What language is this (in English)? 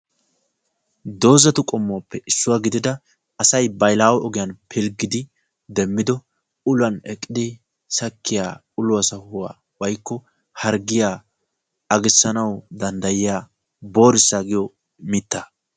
Wolaytta